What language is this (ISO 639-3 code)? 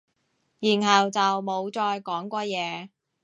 yue